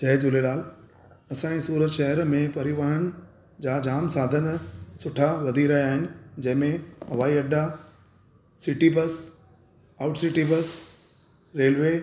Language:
Sindhi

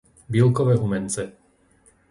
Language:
Slovak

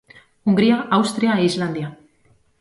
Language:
Galician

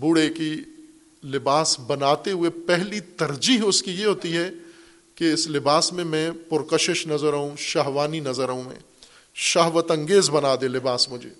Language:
Urdu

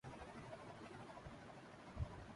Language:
Urdu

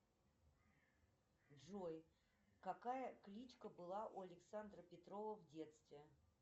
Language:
Russian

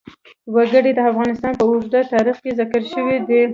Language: Pashto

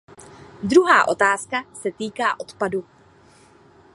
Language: Czech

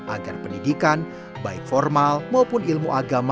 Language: Indonesian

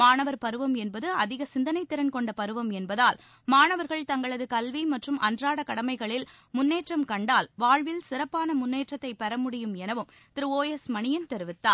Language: Tamil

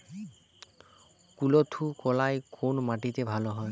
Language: Bangla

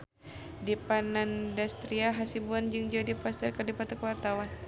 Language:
Sundanese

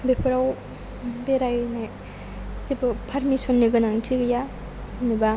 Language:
Bodo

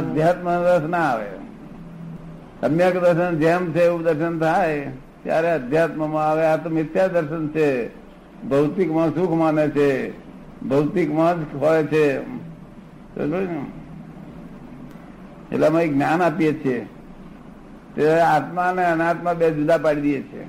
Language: Gujarati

